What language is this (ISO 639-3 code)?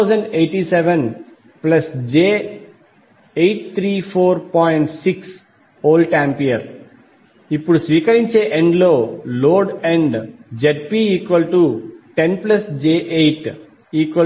tel